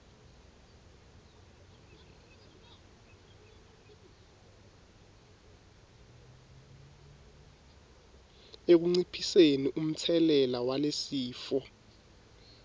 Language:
Swati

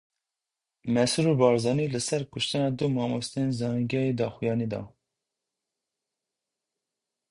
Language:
Kurdish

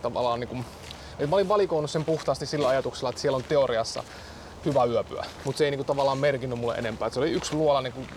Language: Finnish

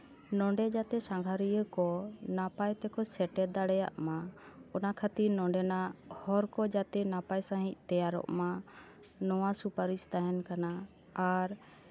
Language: Santali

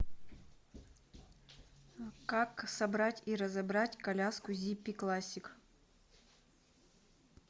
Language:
Russian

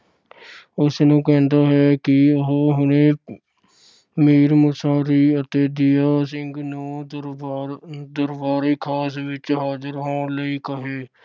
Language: Punjabi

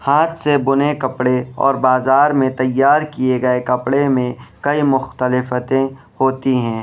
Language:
Urdu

